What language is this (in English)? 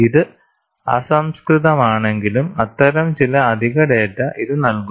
Malayalam